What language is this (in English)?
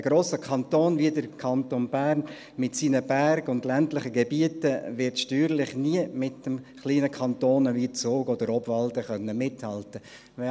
Swiss German